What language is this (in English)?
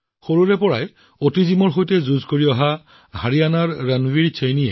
Assamese